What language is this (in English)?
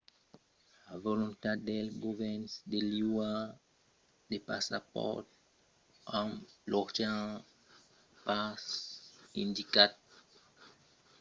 Occitan